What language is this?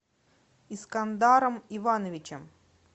Russian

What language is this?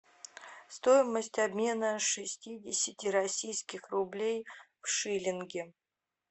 Russian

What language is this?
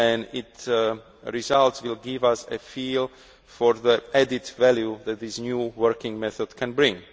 English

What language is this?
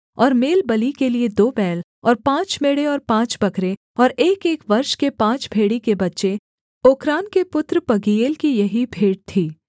Hindi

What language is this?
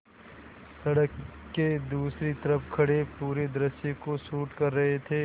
Hindi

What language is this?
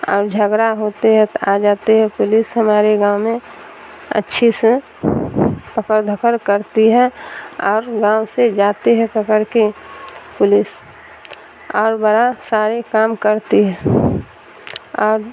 Urdu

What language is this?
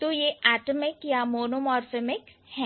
Hindi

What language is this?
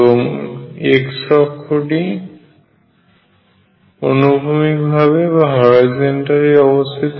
Bangla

